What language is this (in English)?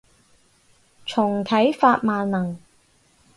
Cantonese